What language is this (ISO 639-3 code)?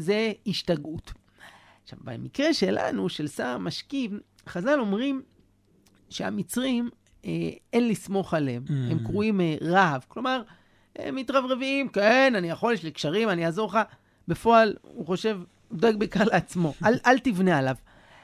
heb